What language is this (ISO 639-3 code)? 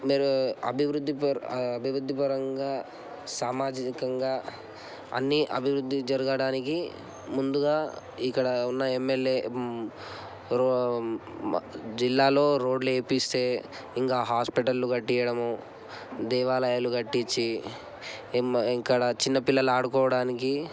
tel